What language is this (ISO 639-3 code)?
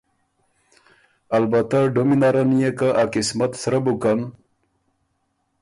oru